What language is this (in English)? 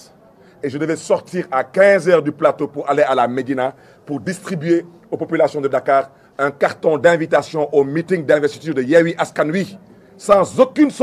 French